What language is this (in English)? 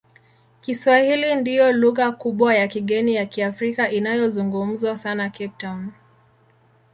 Swahili